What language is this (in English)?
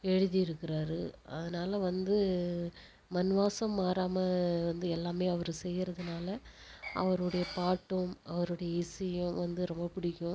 Tamil